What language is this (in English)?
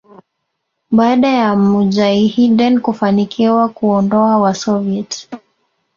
Swahili